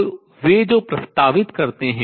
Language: Hindi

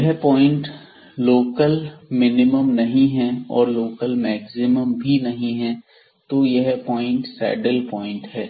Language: Hindi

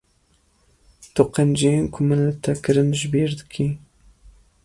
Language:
Kurdish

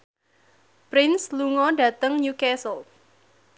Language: Javanese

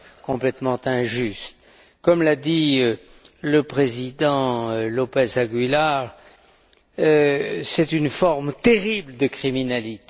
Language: French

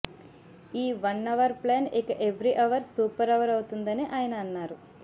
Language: Telugu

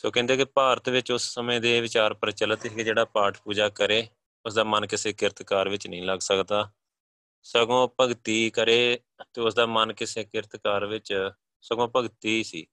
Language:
Punjabi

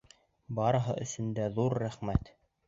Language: Bashkir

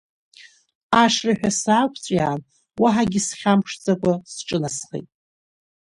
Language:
Abkhazian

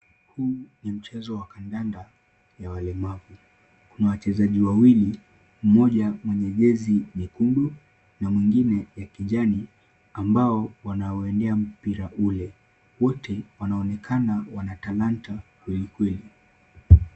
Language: Swahili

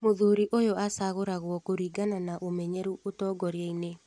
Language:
Kikuyu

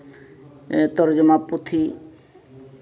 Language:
Santali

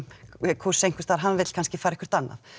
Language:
Icelandic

